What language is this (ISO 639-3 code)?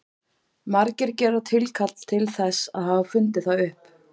isl